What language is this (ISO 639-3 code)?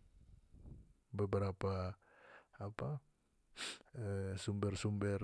max